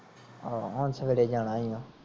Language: Punjabi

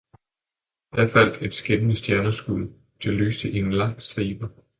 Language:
Danish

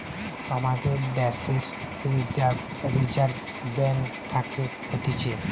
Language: Bangla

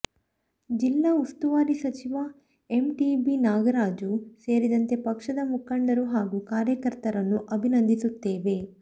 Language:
Kannada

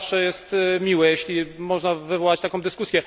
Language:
Polish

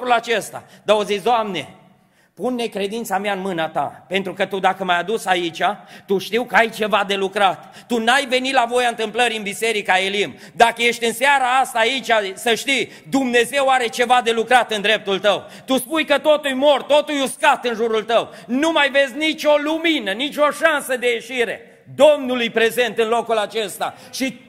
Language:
Romanian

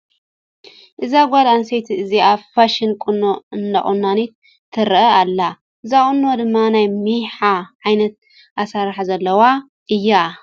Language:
Tigrinya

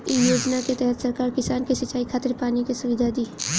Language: Bhojpuri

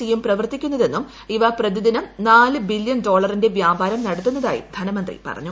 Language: Malayalam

